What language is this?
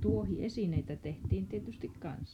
Finnish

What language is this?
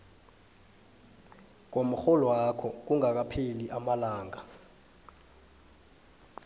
South Ndebele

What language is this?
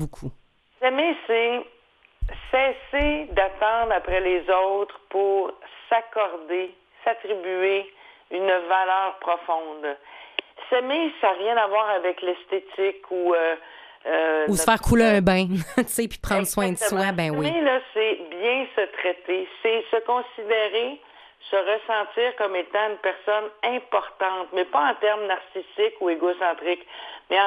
French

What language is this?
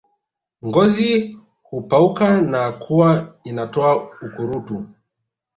Swahili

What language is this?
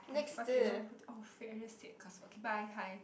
English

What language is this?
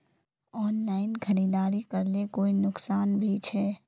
Magahi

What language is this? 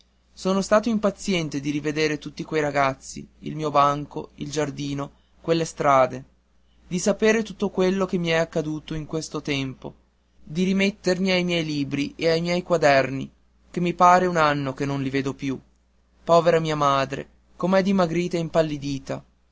Italian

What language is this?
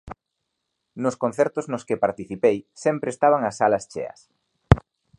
Galician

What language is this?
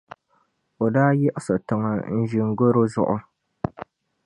Dagbani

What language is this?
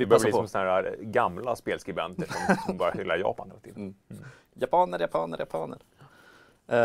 Swedish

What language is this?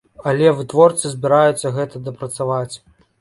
Belarusian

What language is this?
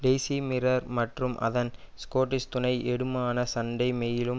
Tamil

